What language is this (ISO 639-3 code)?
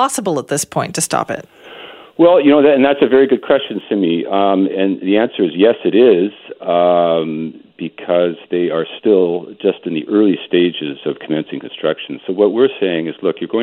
eng